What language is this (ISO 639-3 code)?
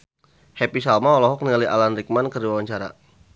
sun